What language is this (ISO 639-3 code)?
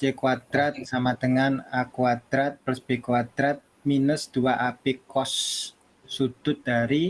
ind